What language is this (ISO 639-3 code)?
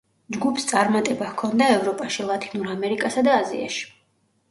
kat